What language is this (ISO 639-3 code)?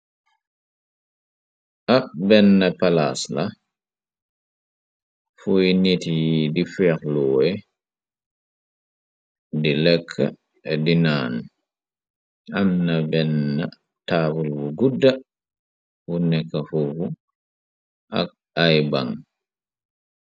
wol